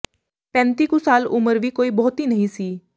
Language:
Punjabi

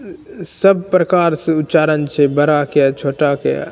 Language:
Maithili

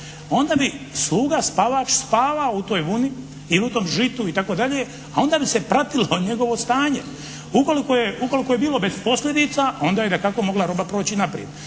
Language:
Croatian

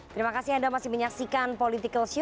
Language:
Indonesian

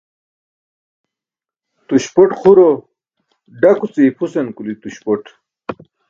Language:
Burushaski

